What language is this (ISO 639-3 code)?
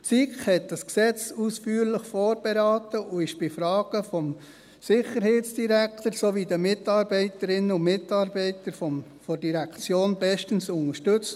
gsw